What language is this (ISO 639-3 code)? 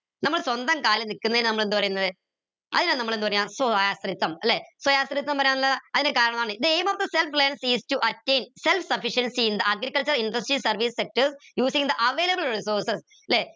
mal